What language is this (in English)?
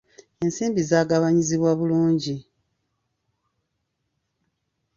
Ganda